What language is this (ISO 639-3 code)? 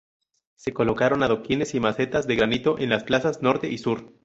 spa